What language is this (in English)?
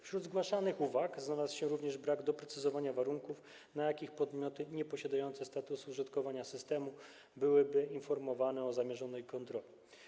Polish